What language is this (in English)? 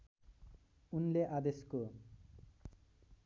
Nepali